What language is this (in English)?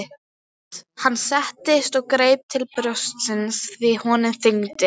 Icelandic